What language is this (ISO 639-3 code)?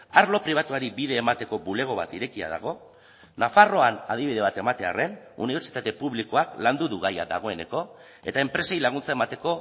eus